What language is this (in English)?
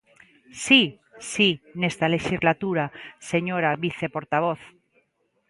Galician